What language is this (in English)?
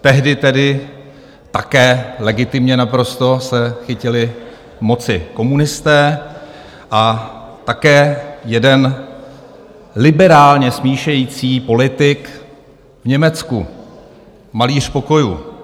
Czech